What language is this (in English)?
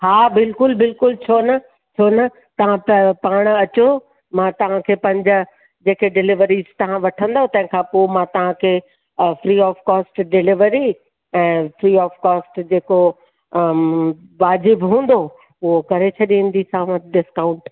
Sindhi